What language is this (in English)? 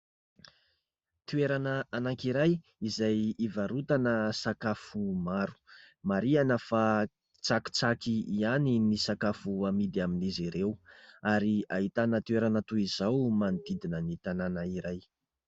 Malagasy